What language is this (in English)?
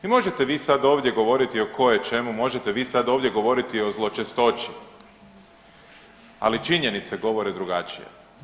Croatian